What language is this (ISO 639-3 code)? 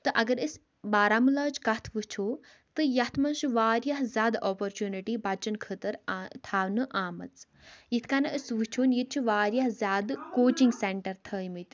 kas